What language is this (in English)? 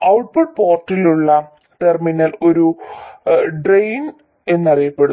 Malayalam